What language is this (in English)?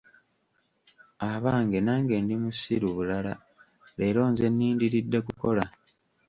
Ganda